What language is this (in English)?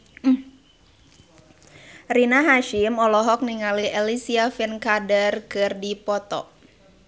Sundanese